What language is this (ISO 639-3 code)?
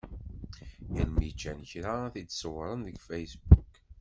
kab